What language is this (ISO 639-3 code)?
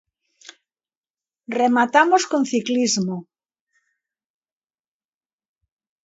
glg